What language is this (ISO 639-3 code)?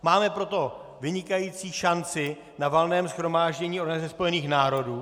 ces